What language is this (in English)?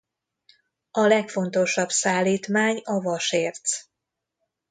Hungarian